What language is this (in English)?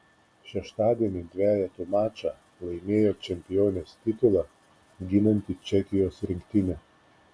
Lithuanian